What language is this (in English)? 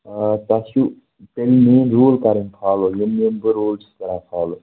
Kashmiri